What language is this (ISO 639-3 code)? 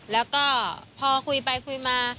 tha